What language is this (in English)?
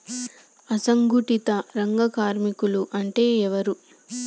Telugu